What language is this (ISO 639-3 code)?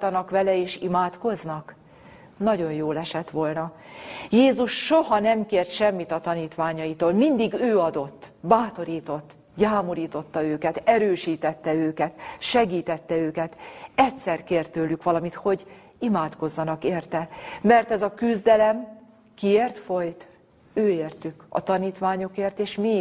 hun